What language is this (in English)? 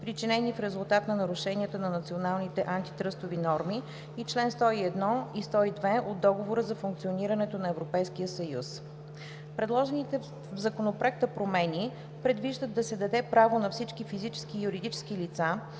Bulgarian